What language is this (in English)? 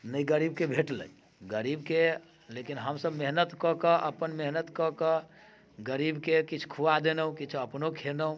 Maithili